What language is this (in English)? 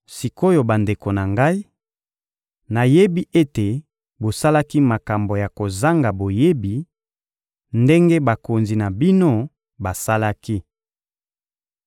Lingala